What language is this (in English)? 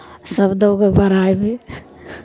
Maithili